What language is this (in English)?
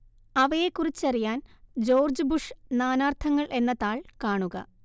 Malayalam